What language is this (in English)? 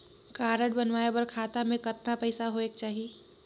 Chhattisgarhi